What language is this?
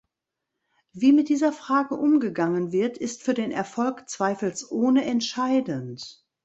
German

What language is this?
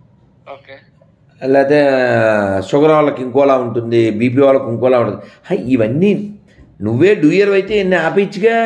Telugu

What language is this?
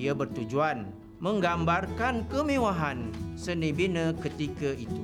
Malay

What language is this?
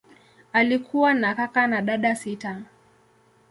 Swahili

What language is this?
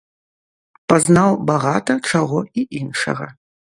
Belarusian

